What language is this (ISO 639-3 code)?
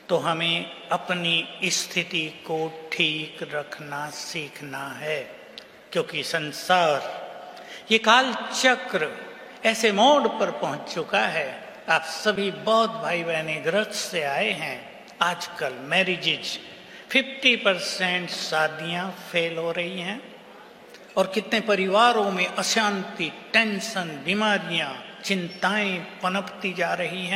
hin